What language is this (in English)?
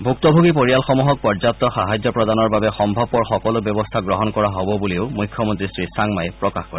Assamese